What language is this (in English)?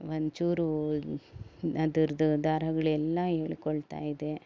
Kannada